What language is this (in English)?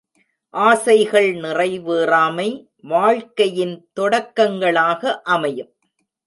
Tamil